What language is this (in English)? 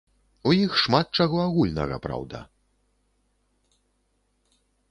Belarusian